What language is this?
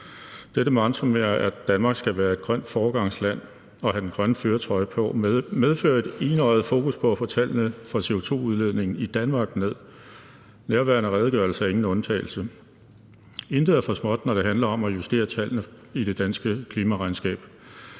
Danish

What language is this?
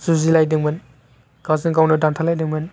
Bodo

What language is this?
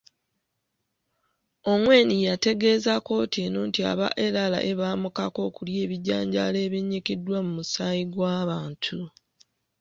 Ganda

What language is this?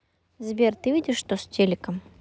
Russian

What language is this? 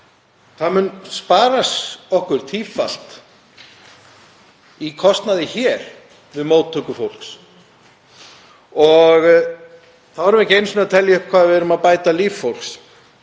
Icelandic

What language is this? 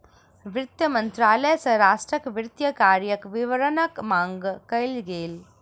Maithili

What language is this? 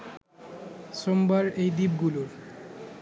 Bangla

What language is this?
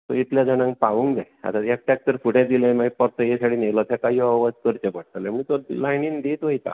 Konkani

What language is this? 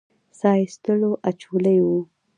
Pashto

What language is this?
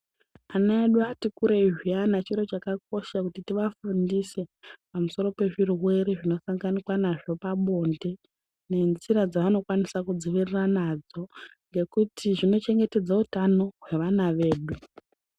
Ndau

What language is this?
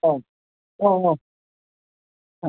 Bodo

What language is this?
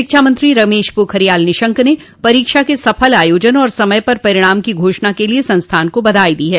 Hindi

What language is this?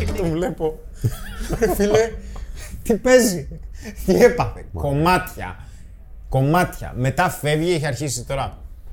Greek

